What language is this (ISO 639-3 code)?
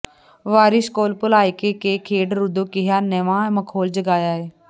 pan